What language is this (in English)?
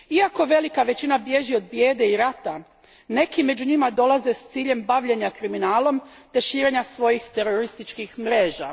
Croatian